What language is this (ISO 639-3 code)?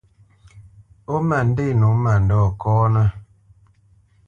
bce